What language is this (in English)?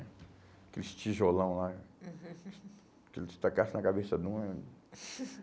Portuguese